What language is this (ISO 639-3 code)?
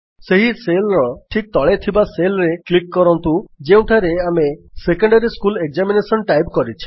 ori